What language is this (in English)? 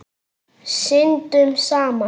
Icelandic